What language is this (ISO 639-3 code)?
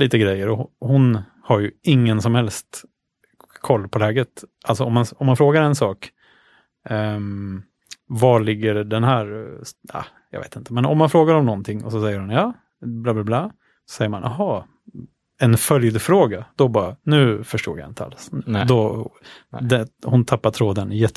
swe